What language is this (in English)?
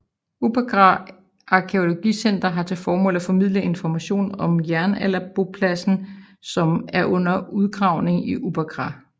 Danish